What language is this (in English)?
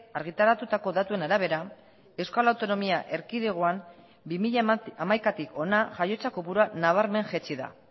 Basque